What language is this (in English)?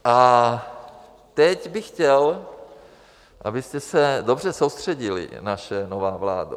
Czech